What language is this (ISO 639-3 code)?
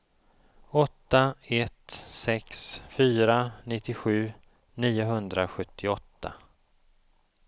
swe